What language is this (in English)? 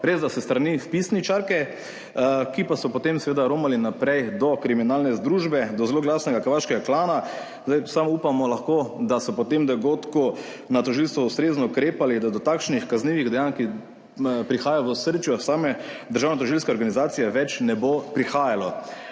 Slovenian